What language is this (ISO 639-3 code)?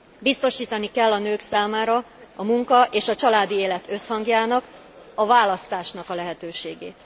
hun